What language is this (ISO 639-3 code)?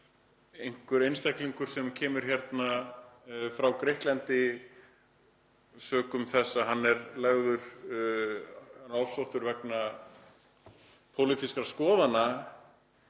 isl